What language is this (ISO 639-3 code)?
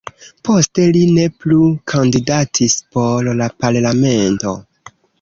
epo